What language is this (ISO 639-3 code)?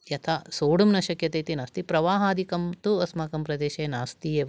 san